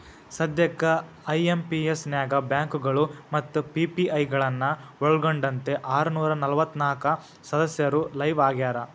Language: Kannada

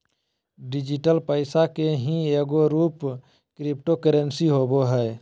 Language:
Magahi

